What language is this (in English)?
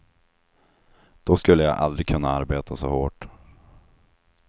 Swedish